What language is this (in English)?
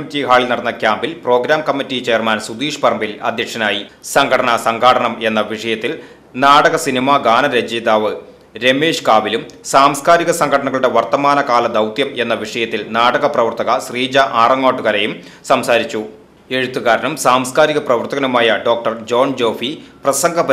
Malayalam